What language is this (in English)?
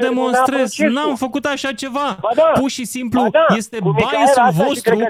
Romanian